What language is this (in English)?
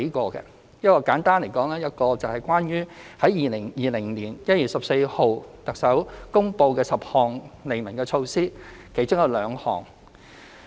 Cantonese